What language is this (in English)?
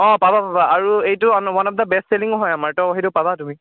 Assamese